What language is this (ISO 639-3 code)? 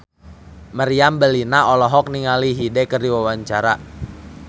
sun